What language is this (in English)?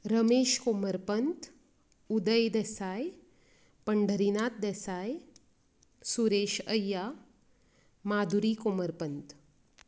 Konkani